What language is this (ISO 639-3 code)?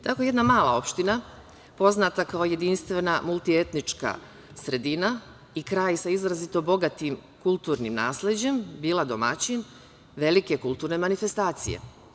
srp